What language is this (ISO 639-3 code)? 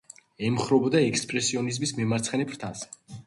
kat